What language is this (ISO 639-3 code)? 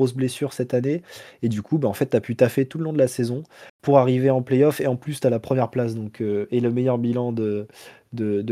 fra